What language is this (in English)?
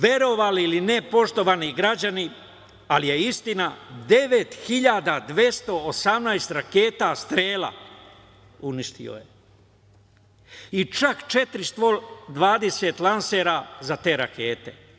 Serbian